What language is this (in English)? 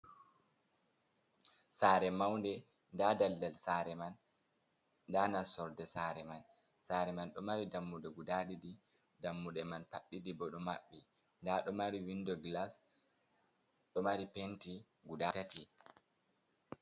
Fula